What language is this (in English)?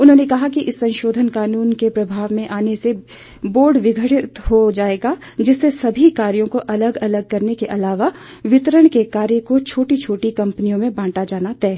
Hindi